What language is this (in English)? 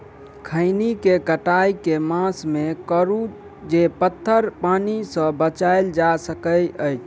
Maithili